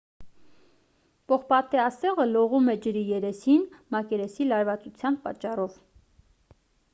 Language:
Armenian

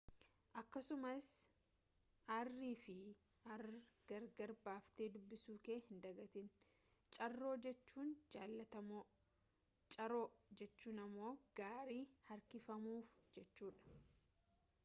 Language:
Oromo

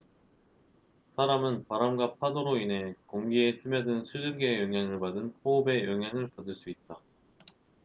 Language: Korean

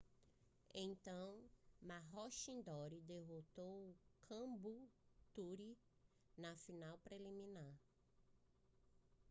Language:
Portuguese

